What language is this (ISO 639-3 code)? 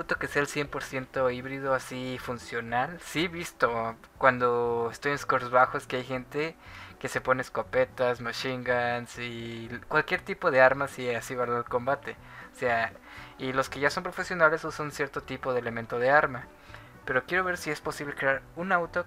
spa